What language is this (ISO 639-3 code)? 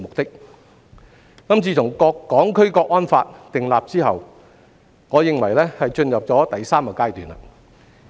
yue